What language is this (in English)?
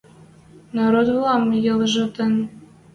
Western Mari